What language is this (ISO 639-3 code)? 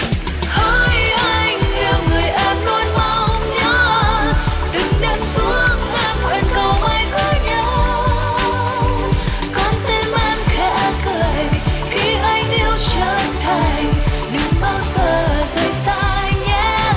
vie